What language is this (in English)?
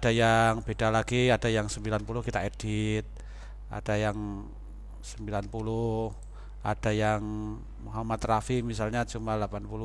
Indonesian